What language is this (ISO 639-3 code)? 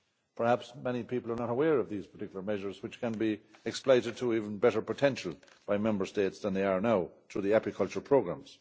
eng